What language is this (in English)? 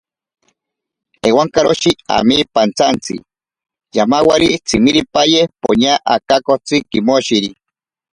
Ashéninka Perené